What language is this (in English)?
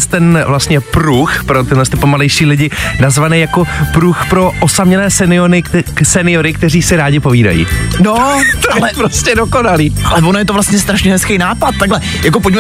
Czech